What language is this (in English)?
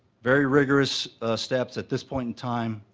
English